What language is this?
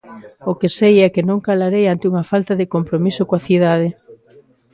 Galician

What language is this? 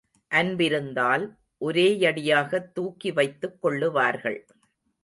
Tamil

